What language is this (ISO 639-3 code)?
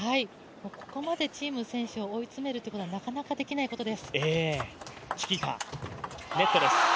jpn